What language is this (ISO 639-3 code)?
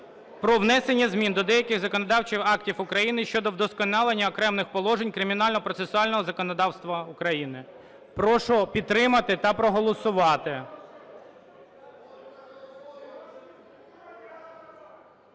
ukr